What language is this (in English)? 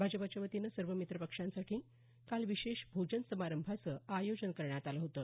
Marathi